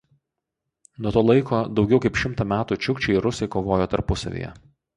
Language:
Lithuanian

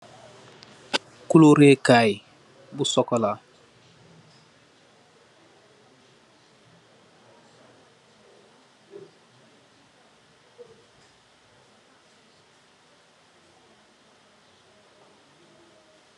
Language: Wolof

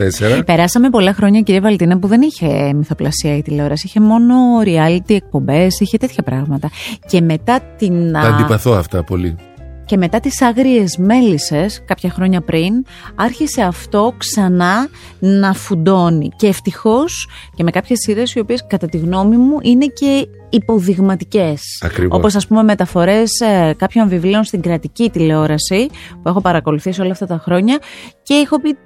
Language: Greek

